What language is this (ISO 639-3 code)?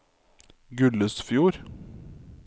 nor